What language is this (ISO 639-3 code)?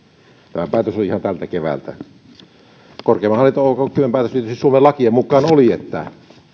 fin